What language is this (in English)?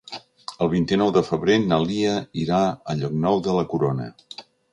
Catalan